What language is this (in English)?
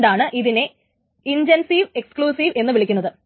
Malayalam